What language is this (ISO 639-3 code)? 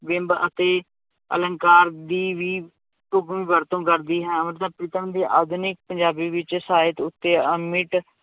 pan